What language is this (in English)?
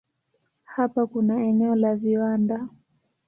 Swahili